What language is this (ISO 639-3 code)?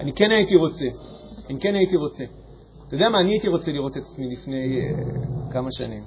heb